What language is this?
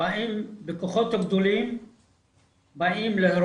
Hebrew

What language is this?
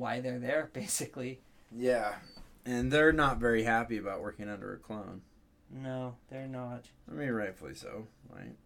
English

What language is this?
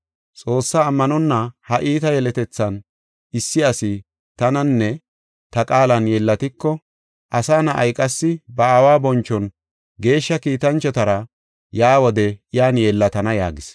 Gofa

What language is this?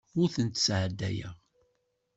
Kabyle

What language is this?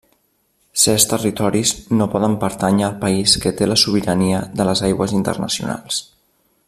Catalan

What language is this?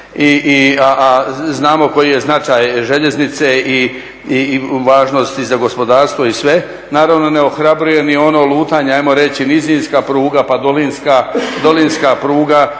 Croatian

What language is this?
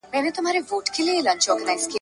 Pashto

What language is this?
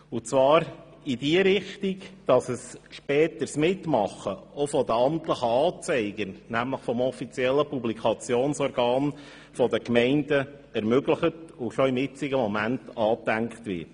Swiss German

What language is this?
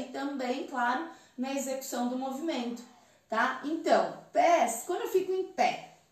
Portuguese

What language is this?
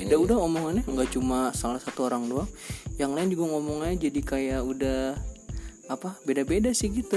Indonesian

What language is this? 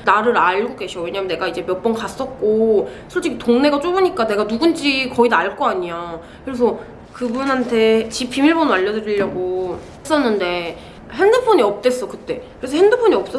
Korean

